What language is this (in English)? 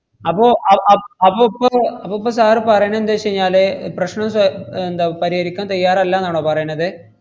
Malayalam